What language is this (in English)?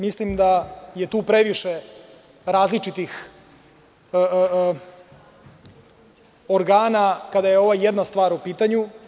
Serbian